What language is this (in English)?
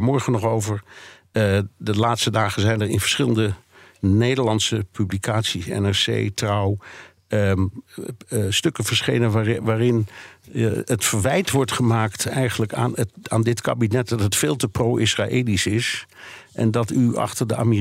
Dutch